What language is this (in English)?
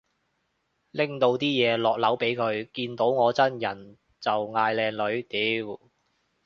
Cantonese